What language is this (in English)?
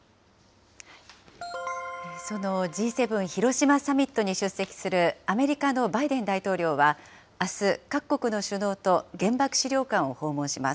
Japanese